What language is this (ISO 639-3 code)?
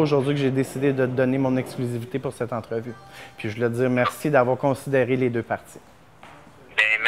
fra